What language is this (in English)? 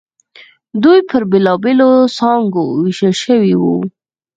Pashto